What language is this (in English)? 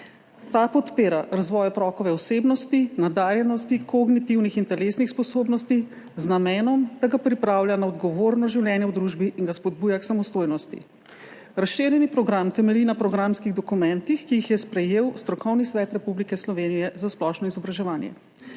Slovenian